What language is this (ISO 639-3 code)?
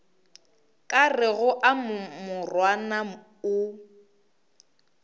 nso